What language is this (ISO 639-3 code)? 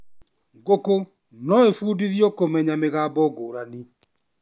kik